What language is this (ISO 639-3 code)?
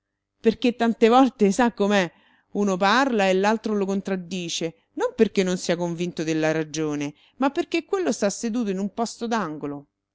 ita